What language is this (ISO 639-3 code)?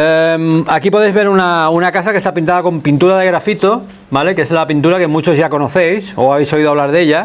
spa